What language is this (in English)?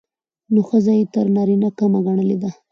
Pashto